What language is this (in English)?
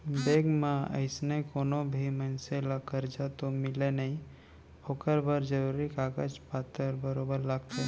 Chhattisgarhi